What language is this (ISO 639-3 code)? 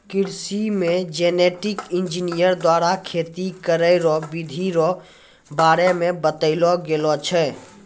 mai